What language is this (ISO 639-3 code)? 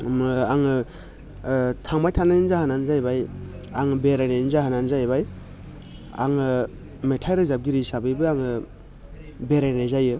brx